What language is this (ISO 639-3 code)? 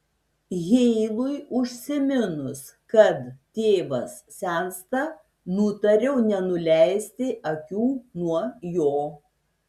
lit